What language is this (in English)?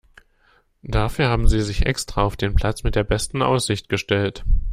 German